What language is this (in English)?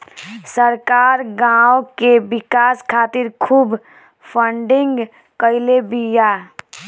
Bhojpuri